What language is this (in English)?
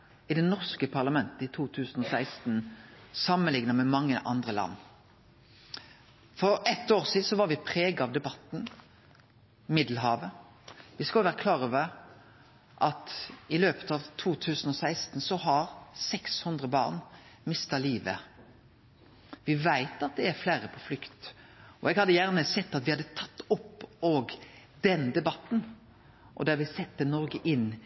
Norwegian Nynorsk